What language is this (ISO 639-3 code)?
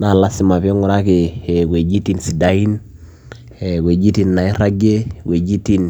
mas